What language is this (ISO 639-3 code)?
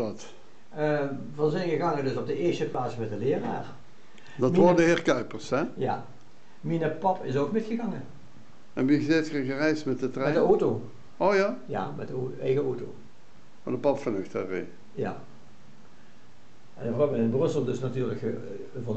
nld